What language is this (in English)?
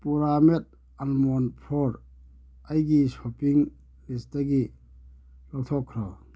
Manipuri